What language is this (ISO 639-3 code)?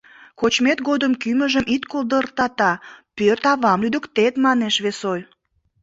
chm